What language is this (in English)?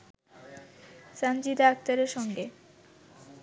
Bangla